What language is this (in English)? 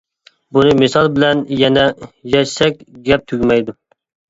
Uyghur